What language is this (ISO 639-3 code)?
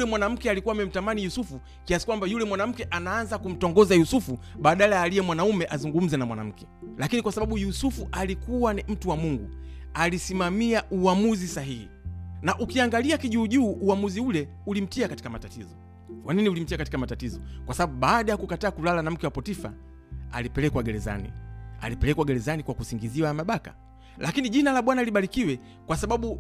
swa